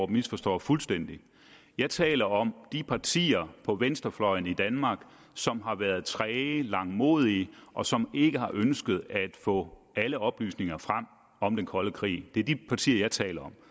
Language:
Danish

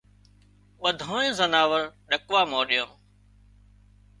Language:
Wadiyara Koli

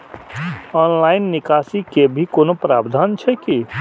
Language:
Maithili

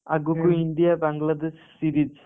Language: Odia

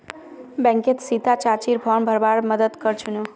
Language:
Magahi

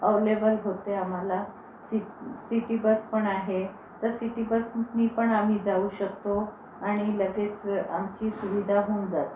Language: Marathi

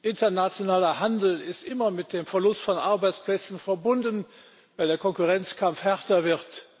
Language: German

